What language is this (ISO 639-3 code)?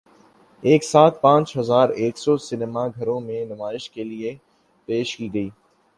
urd